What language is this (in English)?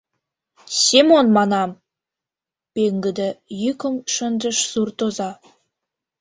Mari